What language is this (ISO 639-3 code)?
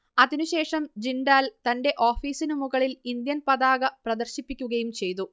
mal